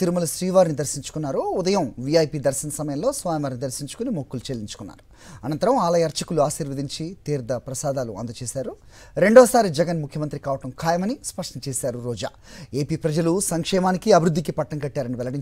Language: Telugu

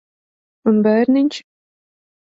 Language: Latvian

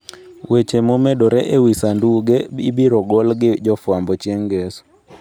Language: Luo (Kenya and Tanzania)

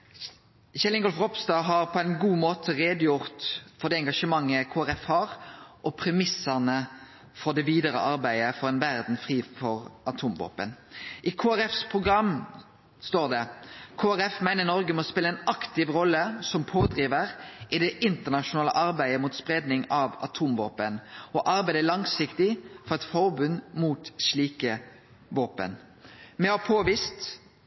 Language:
Norwegian Nynorsk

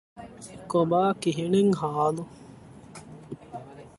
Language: Divehi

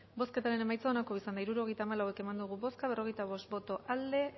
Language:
Basque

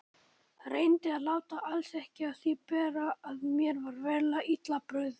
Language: Icelandic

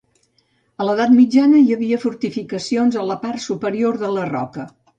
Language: Catalan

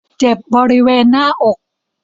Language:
Thai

